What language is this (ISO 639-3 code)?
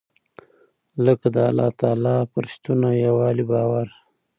pus